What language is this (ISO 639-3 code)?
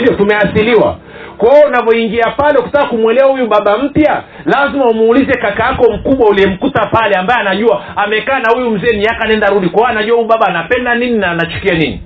swa